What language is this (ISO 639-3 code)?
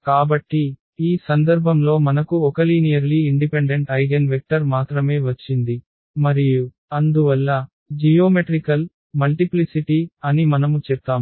tel